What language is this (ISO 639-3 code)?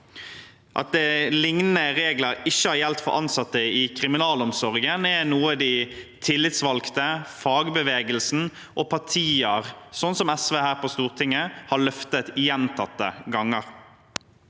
nor